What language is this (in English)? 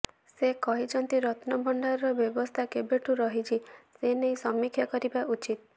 Odia